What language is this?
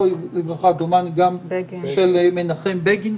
Hebrew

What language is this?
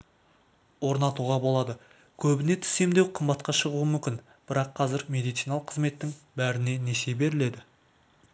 Kazakh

